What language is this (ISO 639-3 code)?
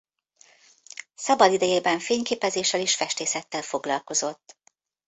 hun